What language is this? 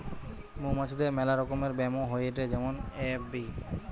Bangla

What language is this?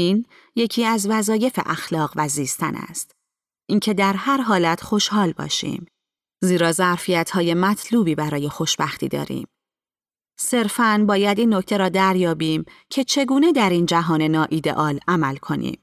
Persian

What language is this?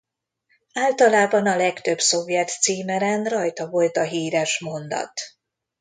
Hungarian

